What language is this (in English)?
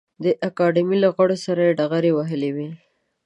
Pashto